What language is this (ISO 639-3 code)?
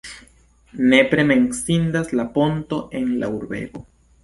epo